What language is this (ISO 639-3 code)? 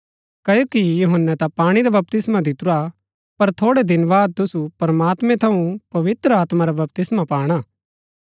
gbk